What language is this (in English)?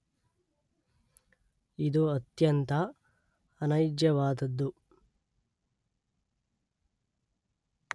Kannada